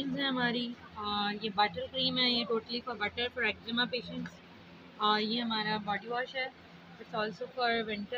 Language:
Hindi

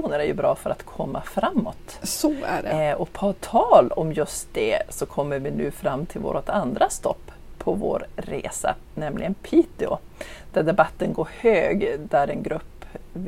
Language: Swedish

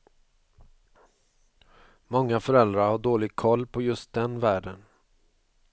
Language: Swedish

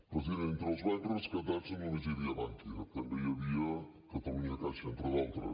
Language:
Catalan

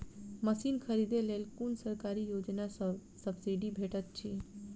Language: Maithili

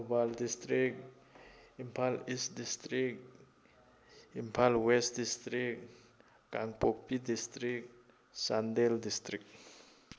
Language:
Manipuri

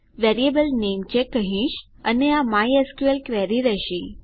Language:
Gujarati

